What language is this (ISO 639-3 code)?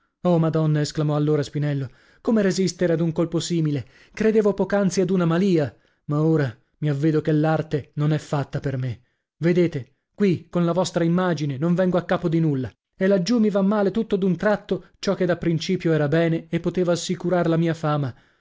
ita